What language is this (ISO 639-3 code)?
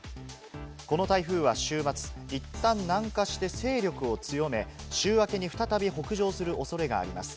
jpn